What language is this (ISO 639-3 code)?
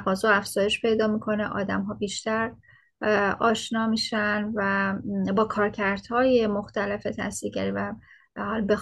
fas